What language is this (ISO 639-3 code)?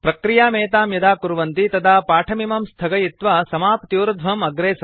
san